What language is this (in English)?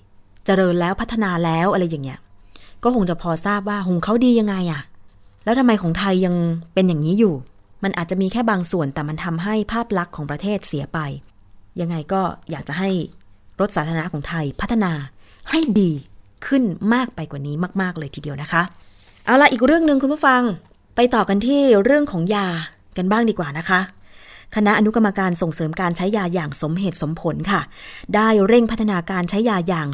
Thai